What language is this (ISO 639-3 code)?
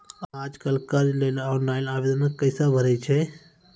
mai